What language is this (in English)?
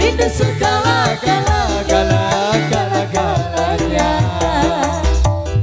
Indonesian